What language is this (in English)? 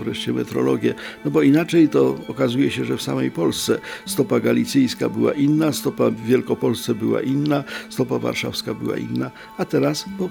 Polish